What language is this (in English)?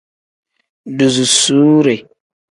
Tem